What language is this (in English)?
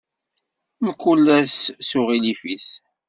Kabyle